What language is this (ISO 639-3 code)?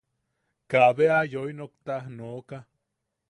yaq